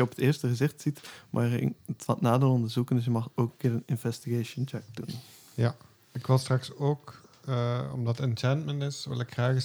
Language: Dutch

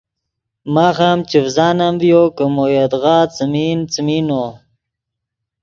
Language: Yidgha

